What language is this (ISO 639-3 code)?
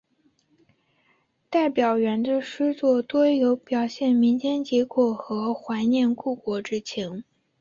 zho